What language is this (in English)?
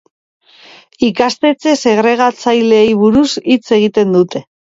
Basque